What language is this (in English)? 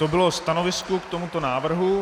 Czech